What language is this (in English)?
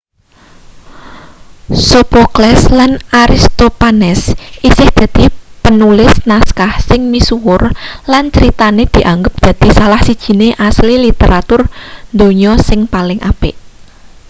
Javanese